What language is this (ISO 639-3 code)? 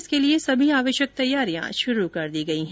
hin